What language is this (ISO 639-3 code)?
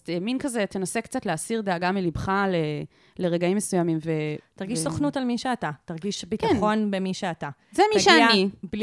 heb